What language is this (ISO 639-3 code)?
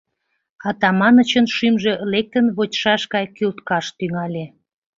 chm